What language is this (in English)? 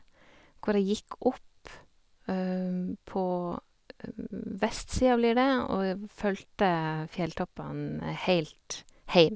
Norwegian